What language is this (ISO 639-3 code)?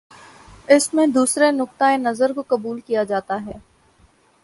urd